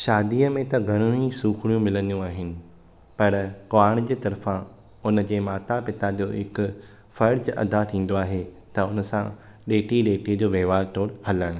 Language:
Sindhi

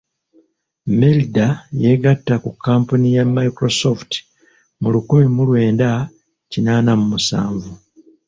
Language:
Ganda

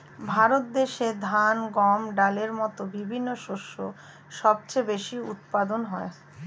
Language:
Bangla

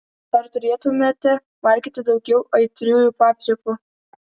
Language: Lithuanian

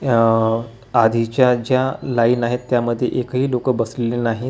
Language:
Marathi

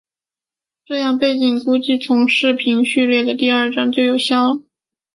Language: Chinese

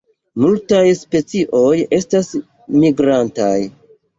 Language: Esperanto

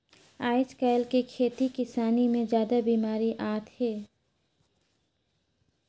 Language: Chhattisgarhi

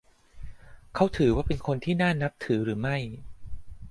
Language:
Thai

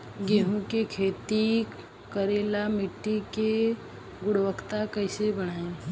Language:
Bhojpuri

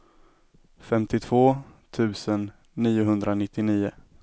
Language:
Swedish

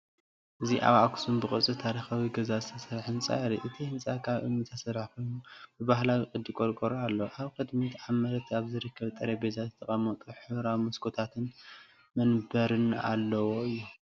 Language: Tigrinya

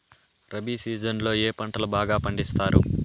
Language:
Telugu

